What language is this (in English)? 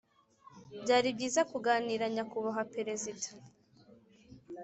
Kinyarwanda